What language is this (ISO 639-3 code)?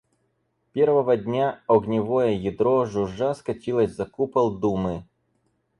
rus